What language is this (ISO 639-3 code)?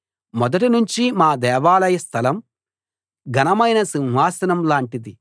tel